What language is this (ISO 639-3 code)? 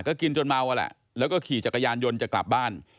tha